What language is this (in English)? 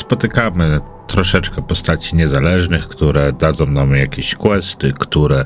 Polish